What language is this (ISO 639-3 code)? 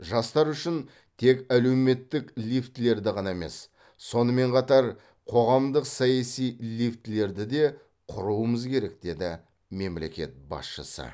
kaz